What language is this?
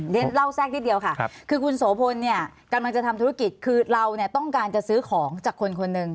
Thai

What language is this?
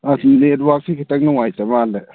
Manipuri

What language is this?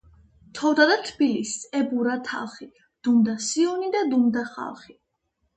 Georgian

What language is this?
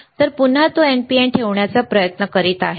Marathi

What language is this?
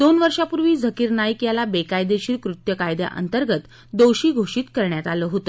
Marathi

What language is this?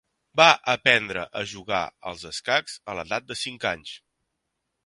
Catalan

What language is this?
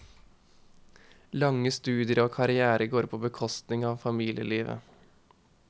Norwegian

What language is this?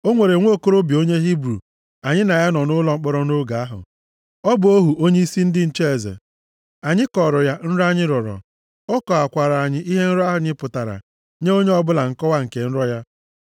Igbo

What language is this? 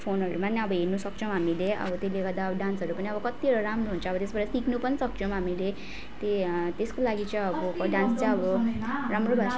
Nepali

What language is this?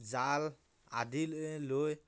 Assamese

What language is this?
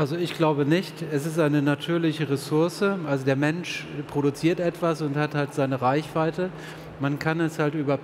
German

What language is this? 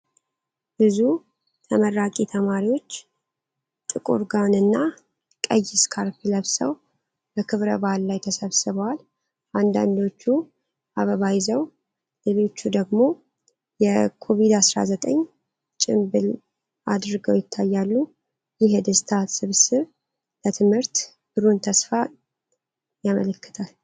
Amharic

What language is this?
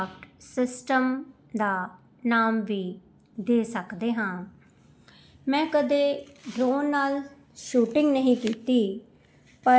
Punjabi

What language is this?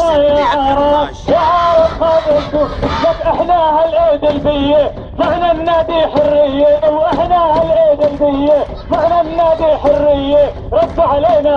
Arabic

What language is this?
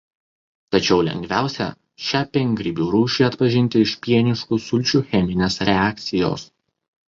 Lithuanian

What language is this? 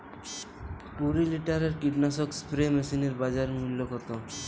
Bangla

